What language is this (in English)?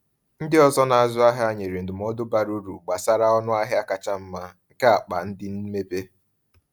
Igbo